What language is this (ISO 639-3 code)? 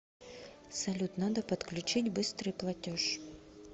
rus